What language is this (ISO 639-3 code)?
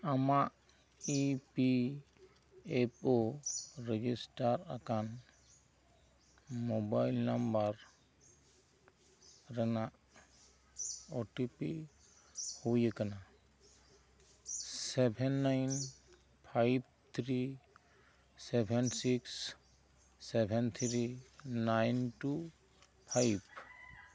sat